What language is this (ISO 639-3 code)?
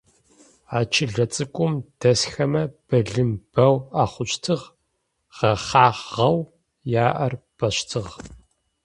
ady